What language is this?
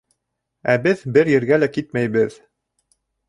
Bashkir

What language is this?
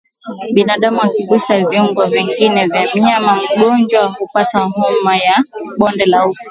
Swahili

